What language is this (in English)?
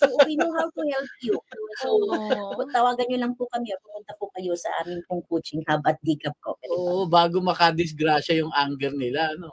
Filipino